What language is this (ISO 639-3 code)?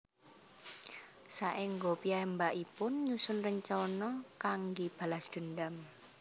jav